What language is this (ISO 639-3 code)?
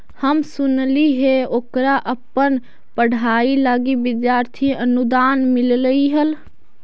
mag